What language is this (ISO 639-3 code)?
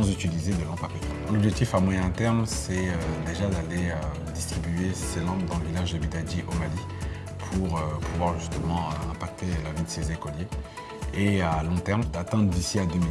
fra